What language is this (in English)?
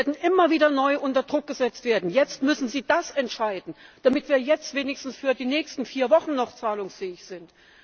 German